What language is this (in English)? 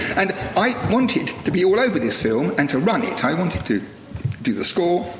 English